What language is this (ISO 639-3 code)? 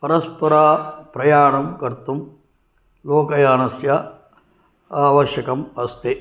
san